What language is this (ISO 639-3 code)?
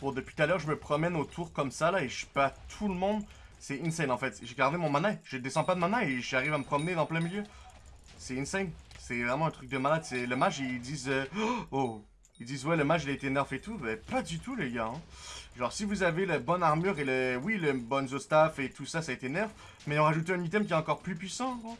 fra